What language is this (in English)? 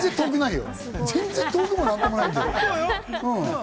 Japanese